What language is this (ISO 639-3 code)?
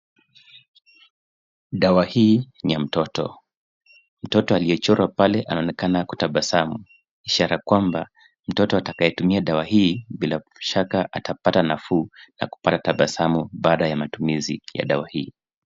swa